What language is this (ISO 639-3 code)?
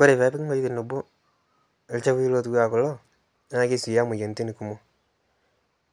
mas